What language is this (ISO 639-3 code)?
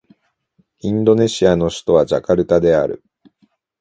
jpn